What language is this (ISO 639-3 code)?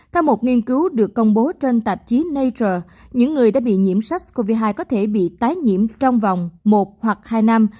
vie